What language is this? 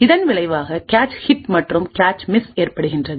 Tamil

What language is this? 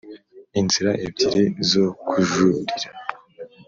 Kinyarwanda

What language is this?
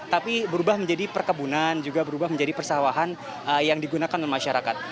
Indonesian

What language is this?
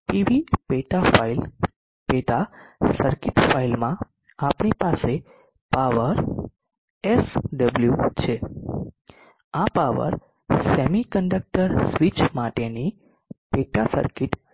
Gujarati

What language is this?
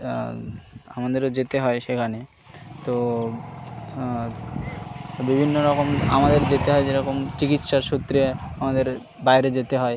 Bangla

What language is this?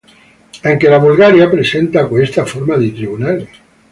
Italian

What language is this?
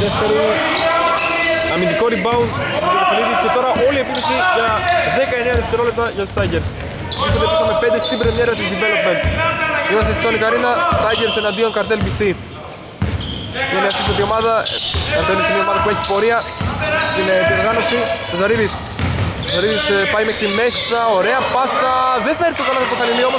Greek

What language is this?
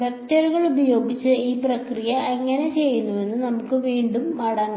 Malayalam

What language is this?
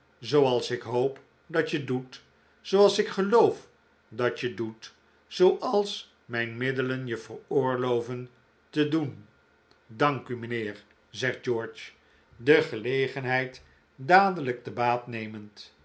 Dutch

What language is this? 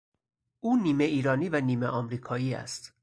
Persian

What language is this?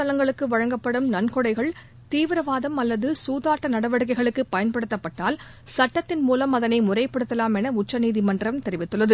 Tamil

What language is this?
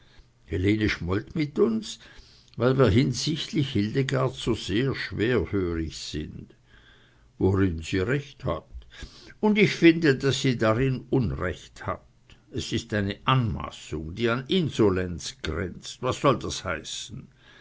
German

